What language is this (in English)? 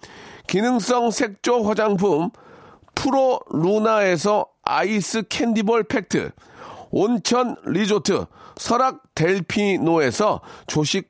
Korean